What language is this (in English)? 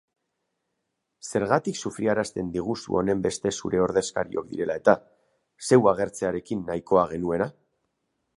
Basque